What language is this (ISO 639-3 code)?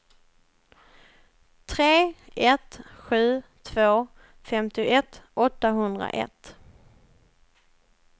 swe